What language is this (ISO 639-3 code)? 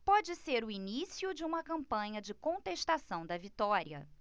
por